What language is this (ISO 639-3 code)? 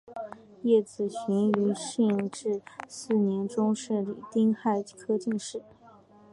zho